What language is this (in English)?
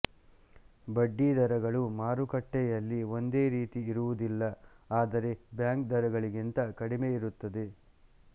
Kannada